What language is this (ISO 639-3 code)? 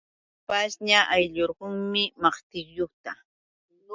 qux